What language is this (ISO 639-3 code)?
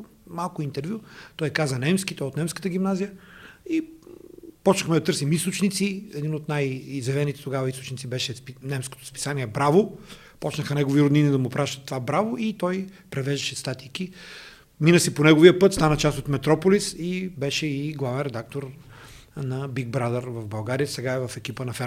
bul